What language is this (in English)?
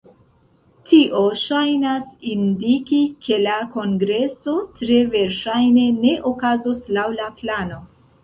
Esperanto